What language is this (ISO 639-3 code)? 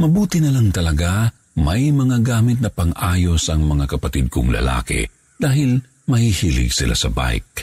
fil